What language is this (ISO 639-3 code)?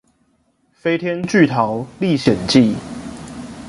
zho